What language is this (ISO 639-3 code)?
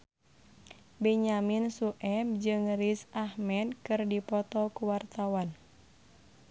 sun